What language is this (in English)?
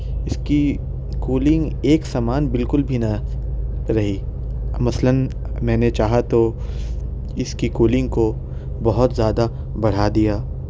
Urdu